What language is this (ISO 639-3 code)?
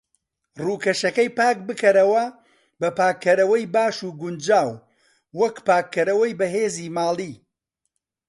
ckb